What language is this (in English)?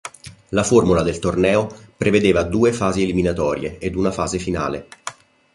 Italian